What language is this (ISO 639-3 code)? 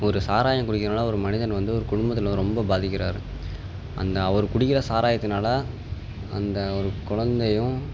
tam